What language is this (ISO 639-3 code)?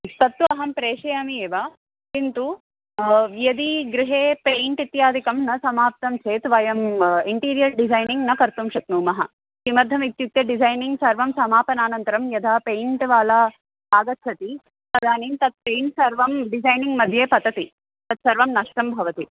san